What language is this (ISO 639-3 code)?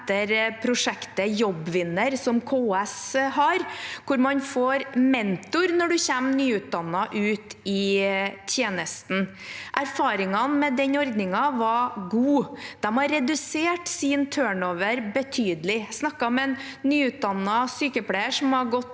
nor